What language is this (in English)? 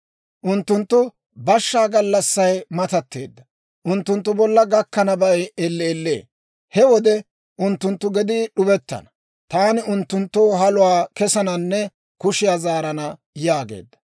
Dawro